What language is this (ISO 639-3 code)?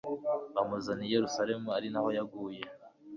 kin